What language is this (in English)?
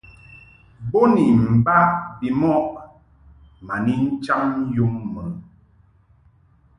Mungaka